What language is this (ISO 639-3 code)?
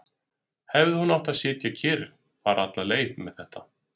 isl